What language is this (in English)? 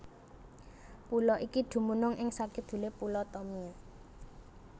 Javanese